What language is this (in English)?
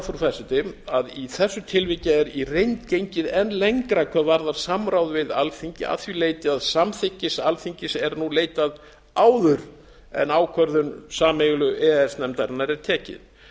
Icelandic